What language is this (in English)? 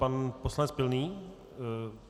Czech